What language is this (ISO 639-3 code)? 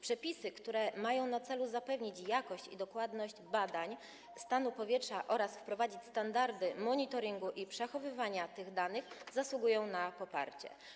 pol